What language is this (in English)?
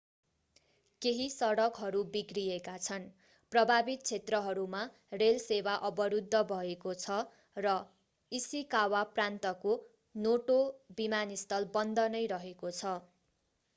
Nepali